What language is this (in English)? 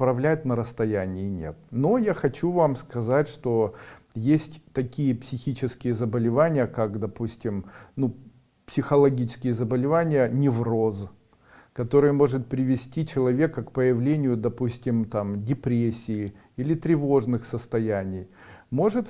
Russian